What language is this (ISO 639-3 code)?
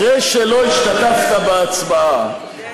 heb